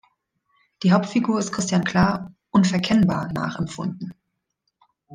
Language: German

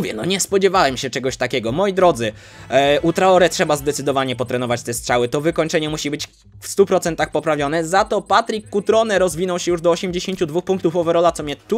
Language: Polish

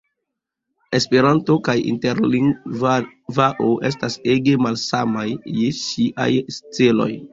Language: Esperanto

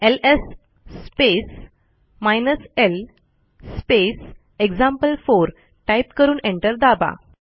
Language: Marathi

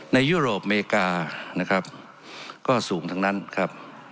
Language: Thai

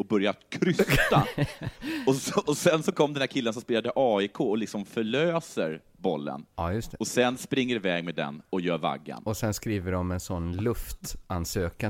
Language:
Swedish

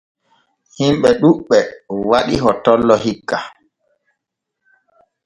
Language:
Borgu Fulfulde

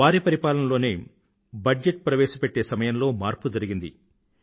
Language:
Telugu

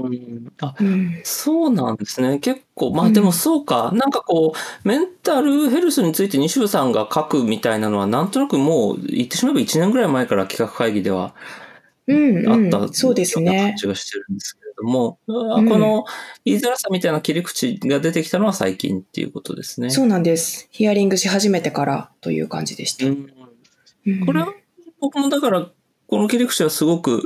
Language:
Japanese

